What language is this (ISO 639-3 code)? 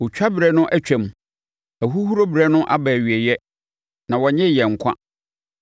aka